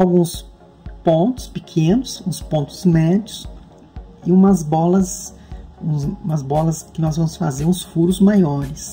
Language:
Portuguese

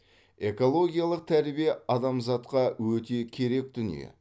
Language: Kazakh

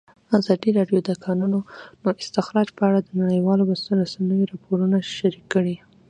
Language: Pashto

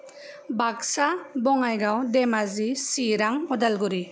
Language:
Bodo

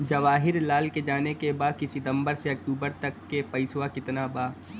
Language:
Bhojpuri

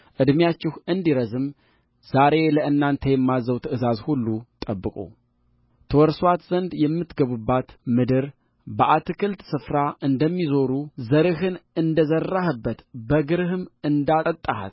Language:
Amharic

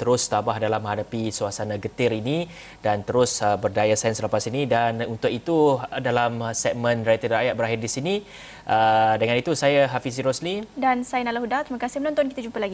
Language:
Malay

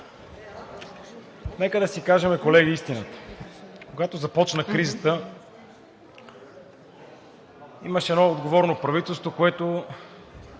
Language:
Bulgarian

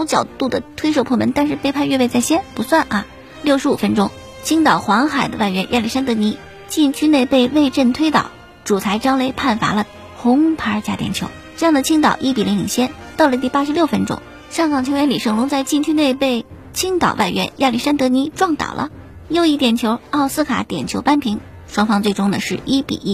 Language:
Chinese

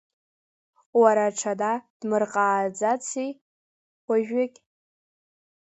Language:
Abkhazian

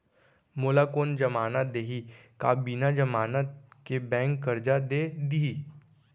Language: Chhattisgarhi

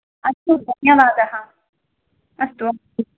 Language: Sanskrit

